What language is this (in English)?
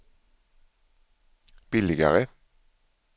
Swedish